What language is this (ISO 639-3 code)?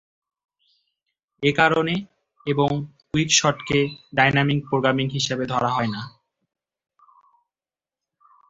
ben